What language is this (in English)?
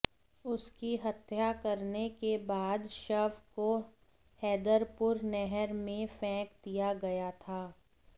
Hindi